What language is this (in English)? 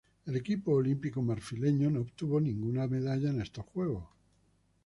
Spanish